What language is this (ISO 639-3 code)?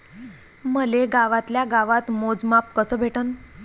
mar